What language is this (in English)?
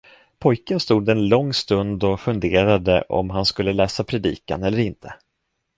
Swedish